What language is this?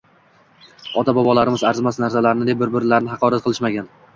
Uzbek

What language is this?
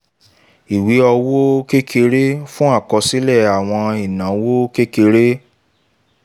Yoruba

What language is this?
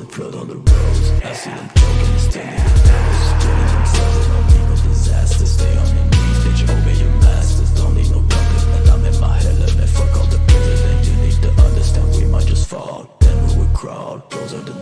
English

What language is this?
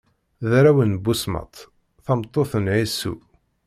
Kabyle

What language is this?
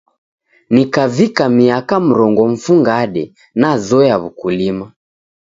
Taita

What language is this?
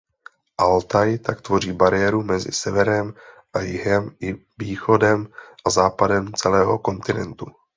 Czech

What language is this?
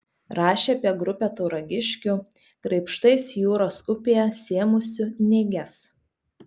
Lithuanian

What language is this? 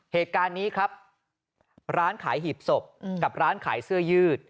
Thai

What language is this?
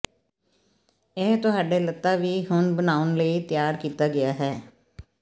Punjabi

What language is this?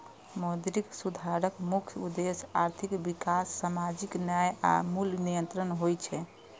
Maithili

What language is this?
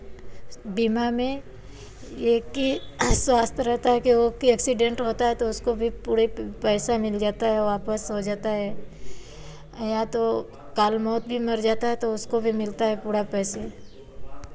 Hindi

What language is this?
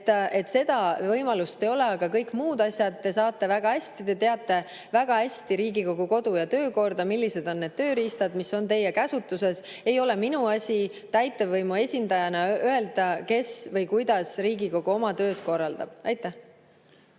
Estonian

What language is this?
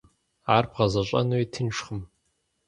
Kabardian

